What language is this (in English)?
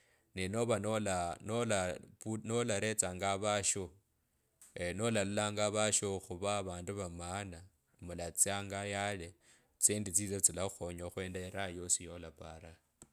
Kabras